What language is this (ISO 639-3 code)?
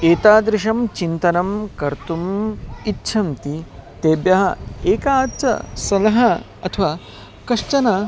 san